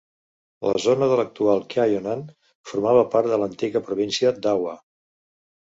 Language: Catalan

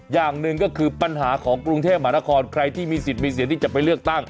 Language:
Thai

